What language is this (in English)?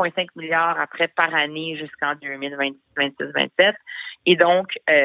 French